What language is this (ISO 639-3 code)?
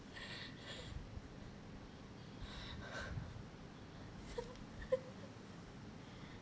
eng